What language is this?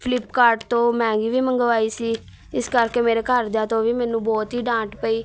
Punjabi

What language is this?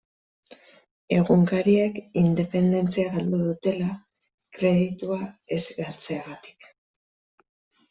Basque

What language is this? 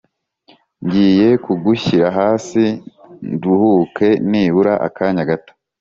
Kinyarwanda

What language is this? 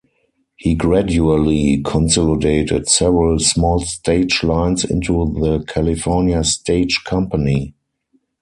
English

